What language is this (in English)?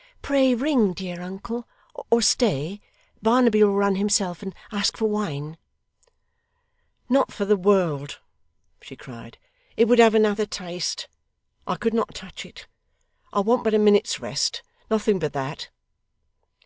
English